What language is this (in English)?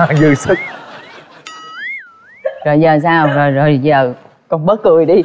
Vietnamese